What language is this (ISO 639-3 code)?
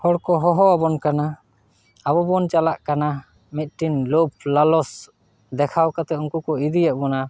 sat